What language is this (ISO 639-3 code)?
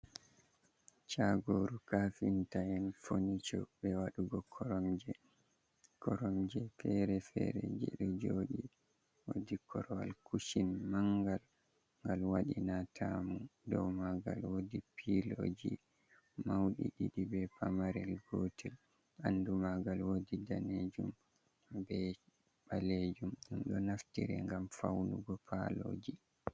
ful